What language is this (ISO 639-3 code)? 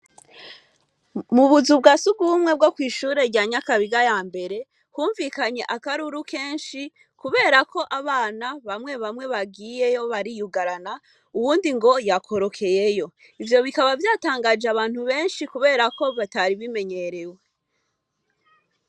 run